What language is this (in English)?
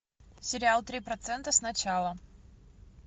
Russian